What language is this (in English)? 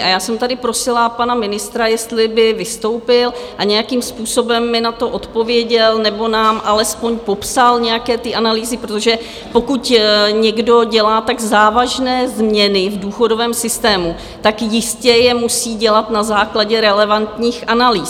Czech